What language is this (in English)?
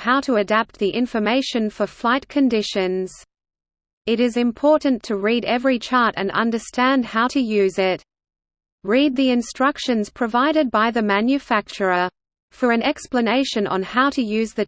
English